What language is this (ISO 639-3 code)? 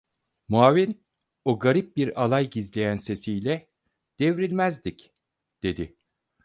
tur